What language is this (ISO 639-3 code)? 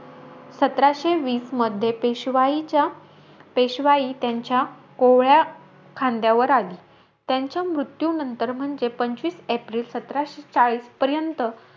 mar